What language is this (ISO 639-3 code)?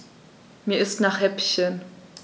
deu